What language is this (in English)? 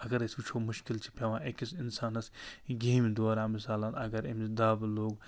Kashmiri